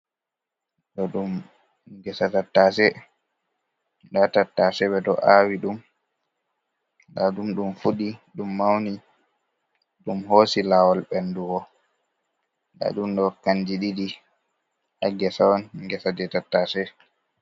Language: Fula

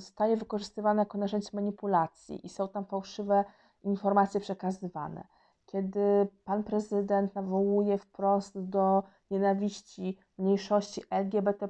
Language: Polish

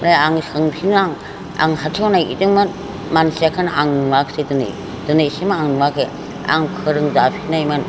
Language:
Bodo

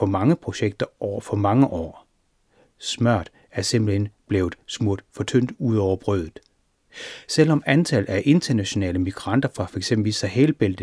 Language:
Danish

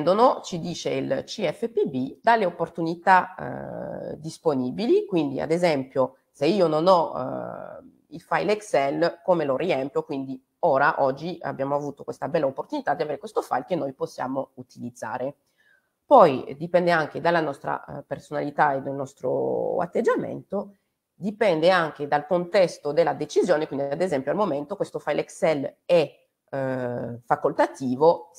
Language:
Italian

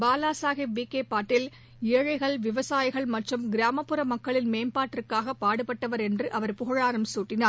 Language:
Tamil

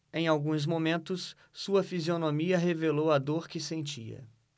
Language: Portuguese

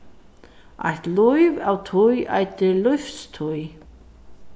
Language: Faroese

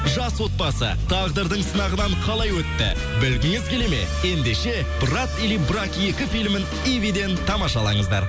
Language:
Kazakh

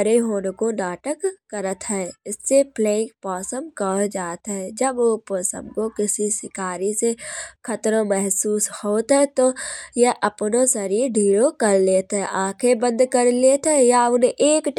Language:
Kanauji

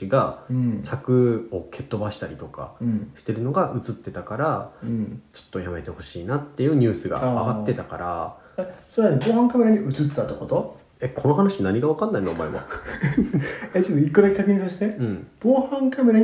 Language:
Japanese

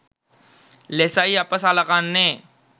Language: Sinhala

